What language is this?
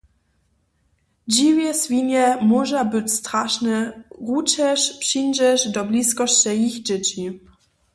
Upper Sorbian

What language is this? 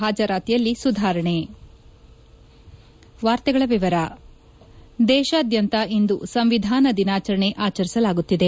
Kannada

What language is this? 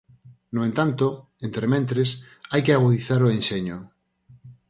Galician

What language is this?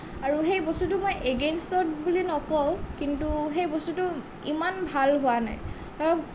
Assamese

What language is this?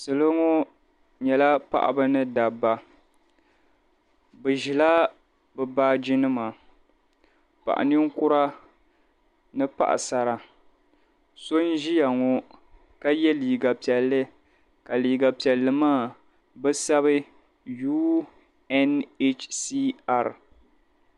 Dagbani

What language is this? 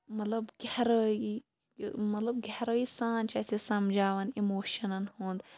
Kashmiri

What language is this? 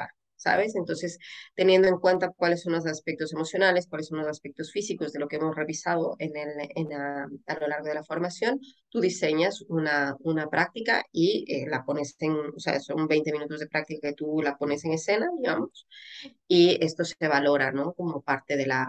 Spanish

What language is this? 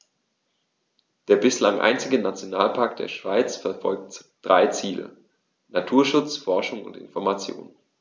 German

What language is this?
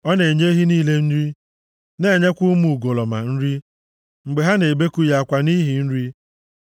Igbo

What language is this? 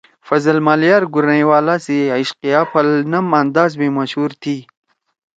Torwali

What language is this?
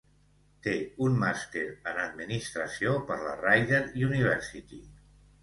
Catalan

